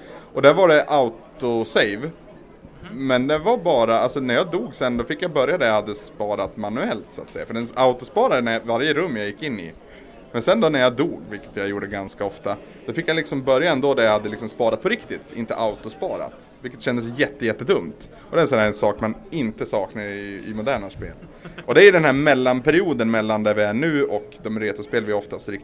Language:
Swedish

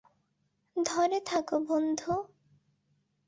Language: Bangla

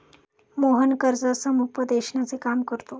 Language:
Marathi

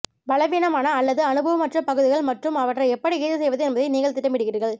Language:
Tamil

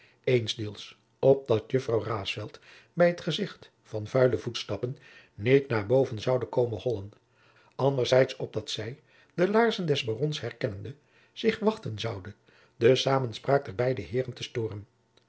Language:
Dutch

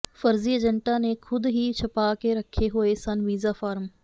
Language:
Punjabi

